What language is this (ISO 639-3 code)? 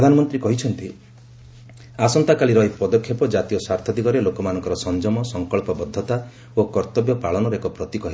ori